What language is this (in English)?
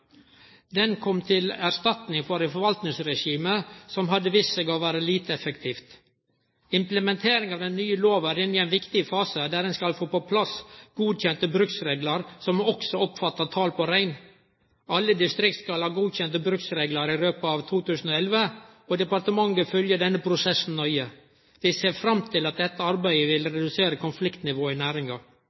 Norwegian Nynorsk